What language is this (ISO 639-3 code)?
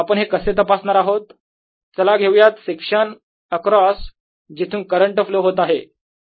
mar